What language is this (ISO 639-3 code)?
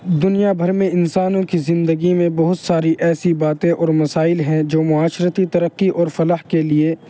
urd